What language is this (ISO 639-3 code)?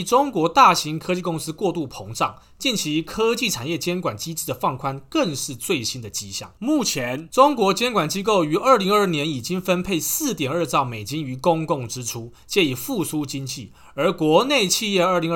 zho